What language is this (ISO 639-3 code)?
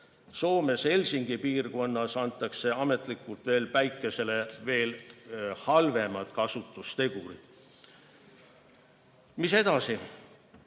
est